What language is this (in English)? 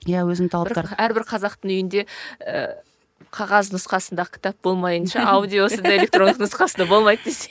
Kazakh